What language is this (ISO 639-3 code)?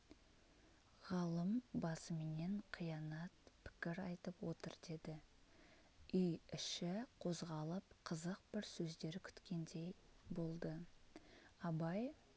kaz